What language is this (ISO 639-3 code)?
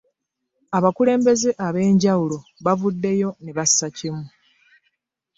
lug